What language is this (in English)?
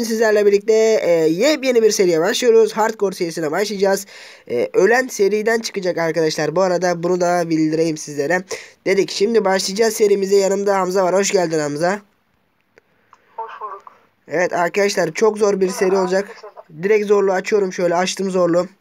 Turkish